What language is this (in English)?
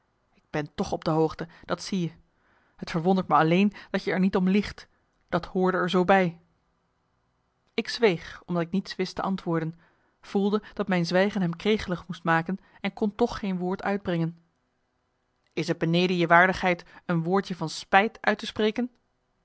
Dutch